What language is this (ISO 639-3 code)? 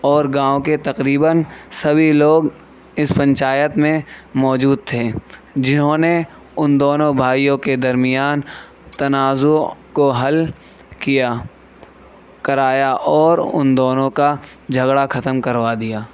urd